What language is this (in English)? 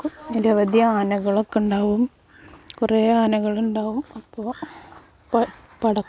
Malayalam